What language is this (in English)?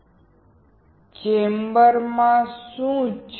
Gujarati